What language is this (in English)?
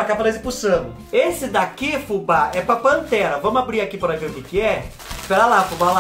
Portuguese